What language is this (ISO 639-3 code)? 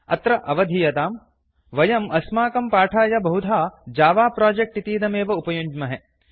san